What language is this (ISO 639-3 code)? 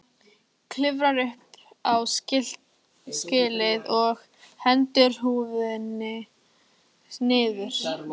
isl